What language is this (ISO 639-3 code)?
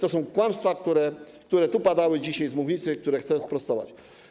pol